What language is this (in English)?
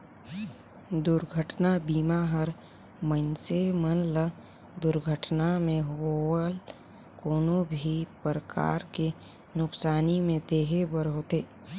Chhattisgarhi